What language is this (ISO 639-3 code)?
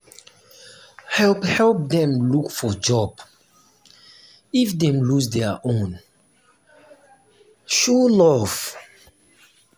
pcm